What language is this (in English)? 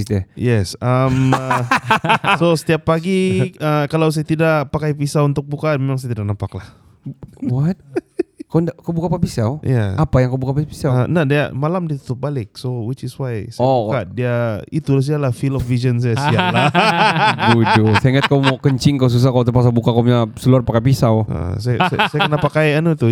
Malay